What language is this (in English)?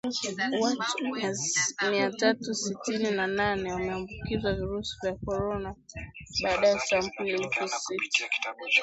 Swahili